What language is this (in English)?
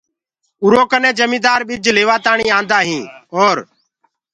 Gurgula